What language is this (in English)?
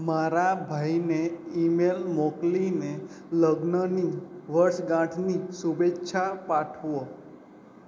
Gujarati